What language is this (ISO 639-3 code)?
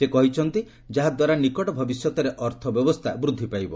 ori